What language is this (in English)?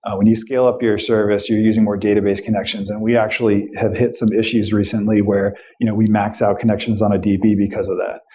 English